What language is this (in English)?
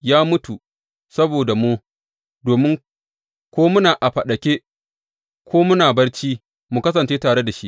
Hausa